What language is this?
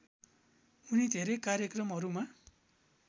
Nepali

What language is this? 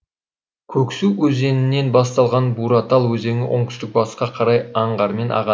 Kazakh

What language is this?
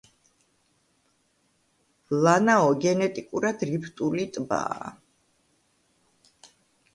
Georgian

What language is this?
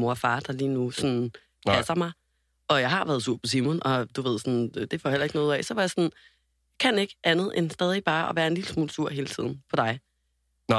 Danish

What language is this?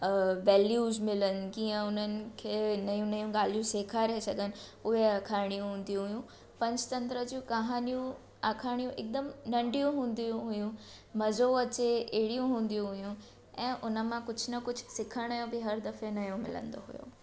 Sindhi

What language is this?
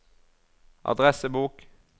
Norwegian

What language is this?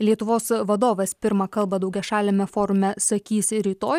Lithuanian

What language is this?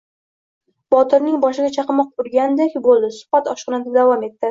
Uzbek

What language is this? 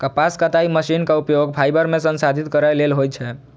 Maithili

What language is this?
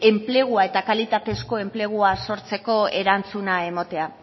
Basque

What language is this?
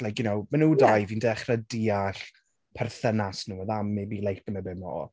Welsh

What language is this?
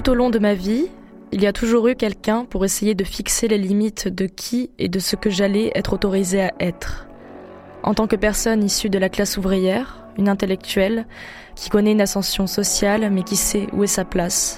French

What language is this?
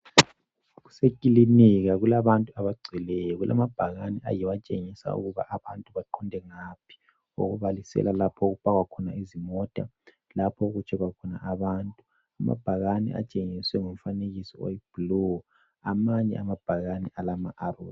North Ndebele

